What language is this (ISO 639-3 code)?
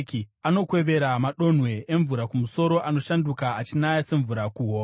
sna